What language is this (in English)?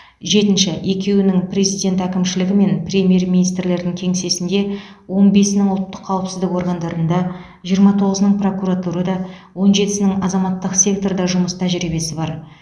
Kazakh